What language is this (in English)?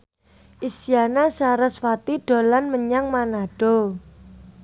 Javanese